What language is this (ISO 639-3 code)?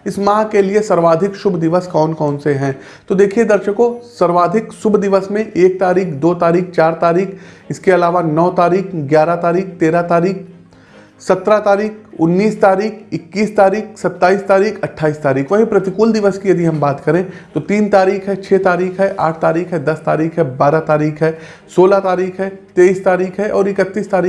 hin